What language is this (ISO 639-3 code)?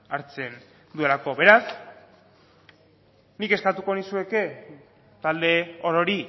eus